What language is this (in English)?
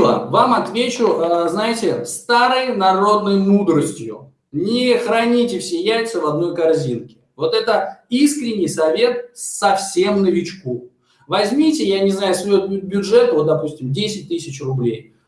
Russian